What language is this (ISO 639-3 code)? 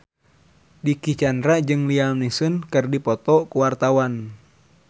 sun